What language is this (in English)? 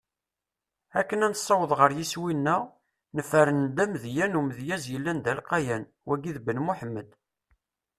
Kabyle